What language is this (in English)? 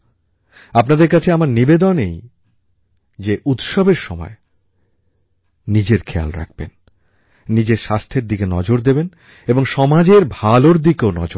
Bangla